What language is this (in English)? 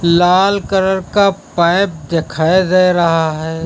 Hindi